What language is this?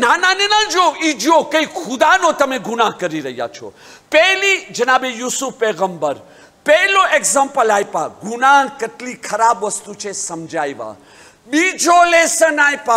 Arabic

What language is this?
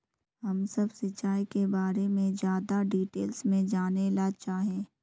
Magahi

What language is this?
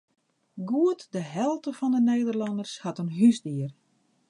Western Frisian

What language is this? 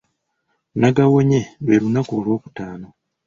Ganda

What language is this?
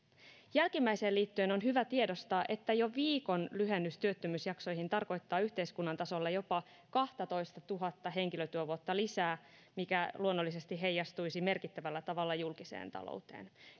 Finnish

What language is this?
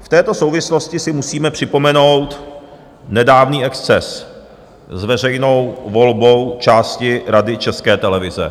Czech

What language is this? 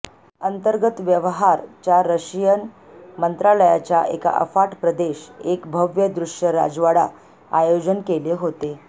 Marathi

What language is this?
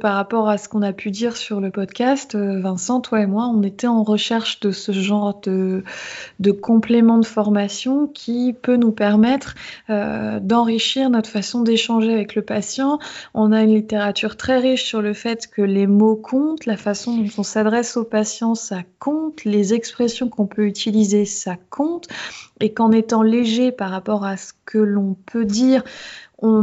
French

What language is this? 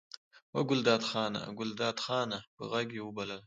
Pashto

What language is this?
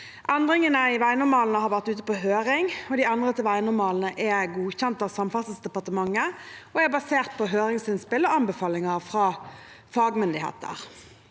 Norwegian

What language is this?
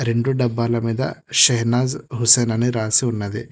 Telugu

